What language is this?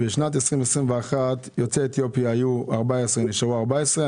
Hebrew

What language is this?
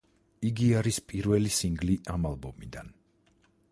Georgian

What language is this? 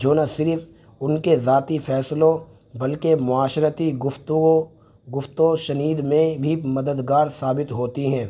Urdu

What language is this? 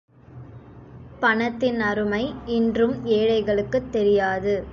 Tamil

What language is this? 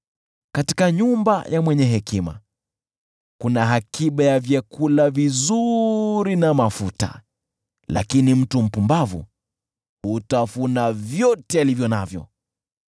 Swahili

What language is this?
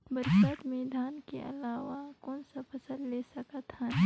Chhattisgarhi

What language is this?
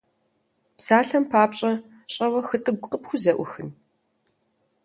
Kabardian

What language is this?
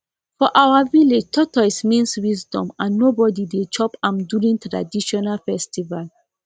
Nigerian Pidgin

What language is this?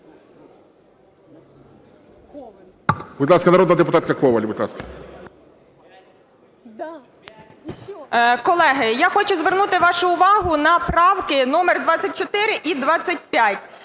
Ukrainian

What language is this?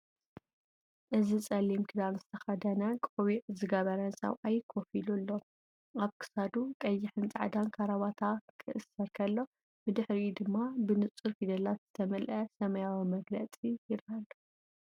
Tigrinya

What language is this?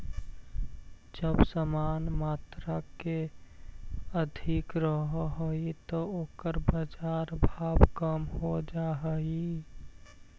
Magahi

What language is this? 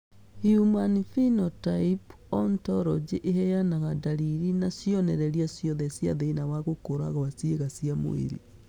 Kikuyu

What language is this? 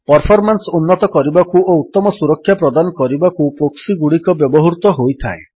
Odia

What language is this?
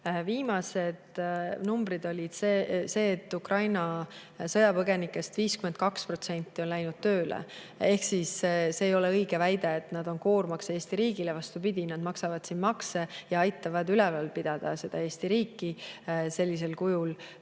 Estonian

